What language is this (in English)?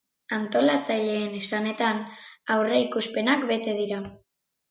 Basque